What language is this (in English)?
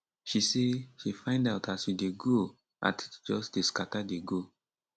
Nigerian Pidgin